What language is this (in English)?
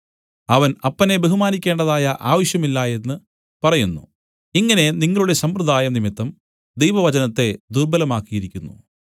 Malayalam